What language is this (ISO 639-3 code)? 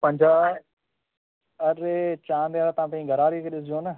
snd